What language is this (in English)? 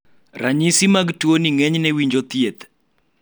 Luo (Kenya and Tanzania)